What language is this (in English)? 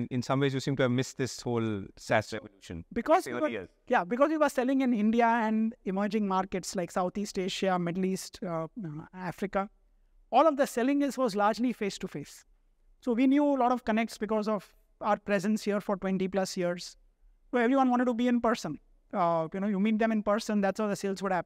English